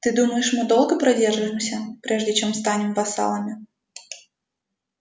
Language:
Russian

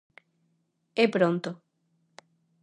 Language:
Galician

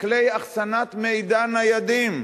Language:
Hebrew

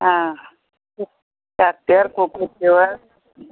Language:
Nepali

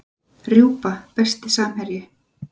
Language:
Icelandic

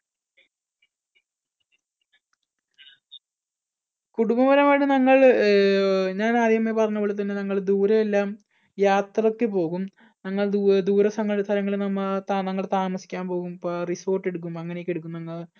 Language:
Malayalam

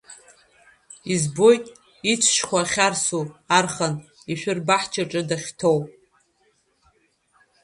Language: Abkhazian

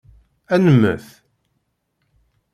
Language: Kabyle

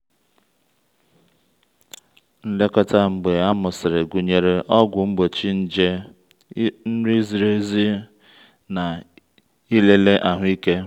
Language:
Igbo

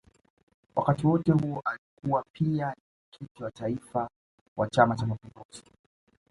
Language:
Swahili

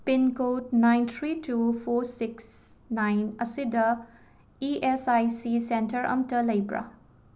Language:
Manipuri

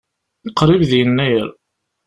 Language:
Kabyle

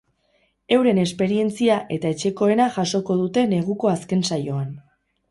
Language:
Basque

